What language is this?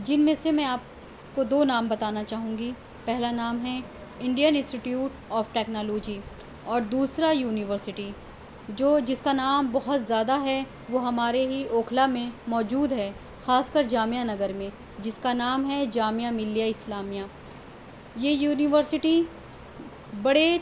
Urdu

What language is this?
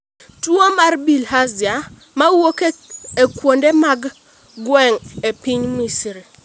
Luo (Kenya and Tanzania)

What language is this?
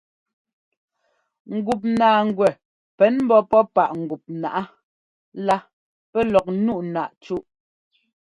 Ngomba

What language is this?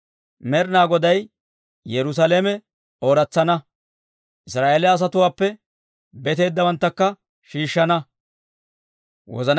Dawro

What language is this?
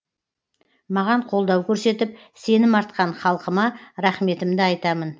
Kazakh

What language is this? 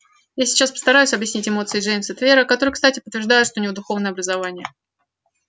Russian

